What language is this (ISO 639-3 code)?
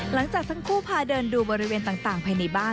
tha